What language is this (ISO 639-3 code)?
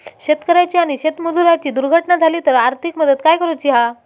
mar